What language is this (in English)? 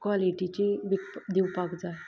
Konkani